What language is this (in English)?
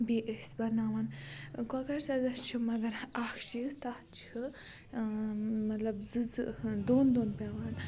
Kashmiri